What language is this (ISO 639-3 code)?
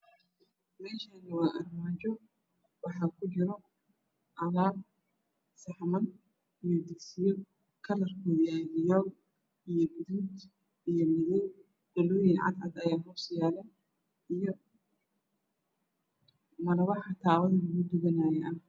som